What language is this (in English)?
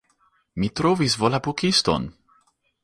Esperanto